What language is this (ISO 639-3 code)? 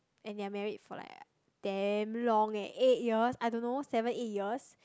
eng